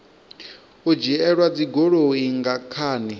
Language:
Venda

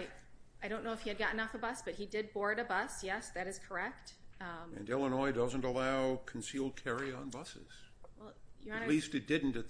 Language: English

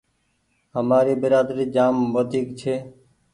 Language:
Goaria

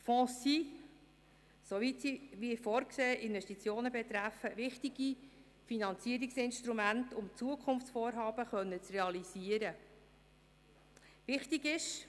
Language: Swiss German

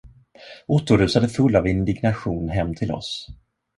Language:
Swedish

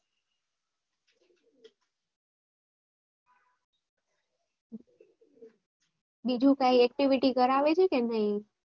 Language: Gujarati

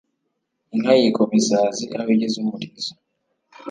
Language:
Kinyarwanda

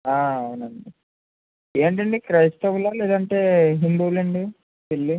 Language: Telugu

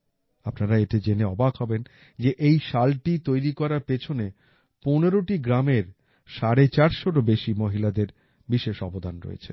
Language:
Bangla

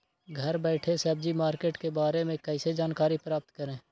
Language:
Magahi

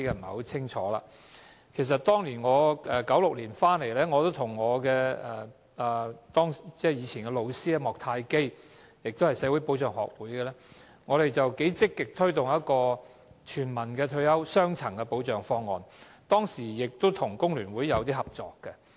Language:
Cantonese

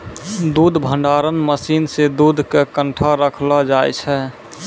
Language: Maithili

